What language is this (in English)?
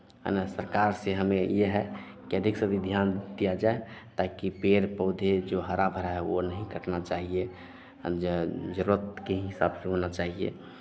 Hindi